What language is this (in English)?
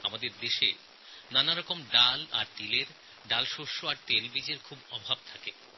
Bangla